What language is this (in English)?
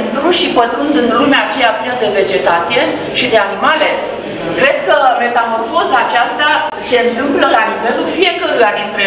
Romanian